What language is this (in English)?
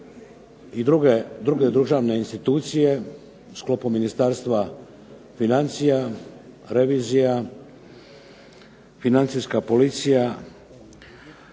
Croatian